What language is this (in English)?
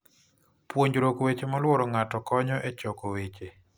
Luo (Kenya and Tanzania)